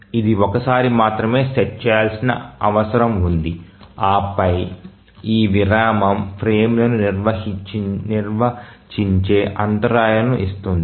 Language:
Telugu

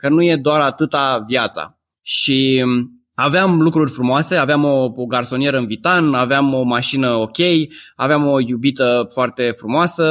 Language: Romanian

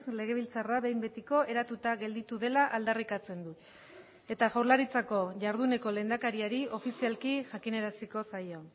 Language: Basque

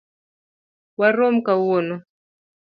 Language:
Luo (Kenya and Tanzania)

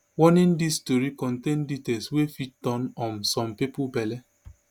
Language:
Nigerian Pidgin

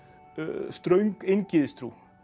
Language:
Icelandic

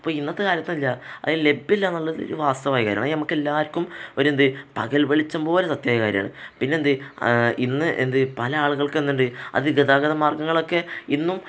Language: Malayalam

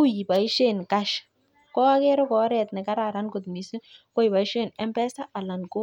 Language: Kalenjin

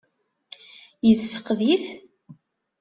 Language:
Kabyle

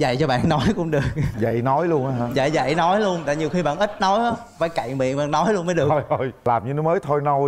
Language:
Vietnamese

